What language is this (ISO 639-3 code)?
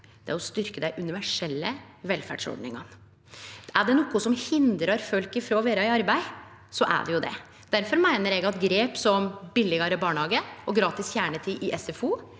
nor